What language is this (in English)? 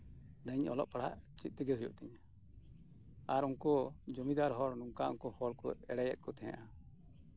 Santali